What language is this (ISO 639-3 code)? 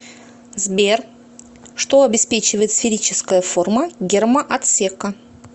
rus